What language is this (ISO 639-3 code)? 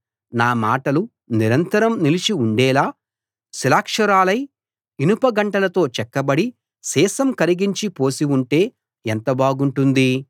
tel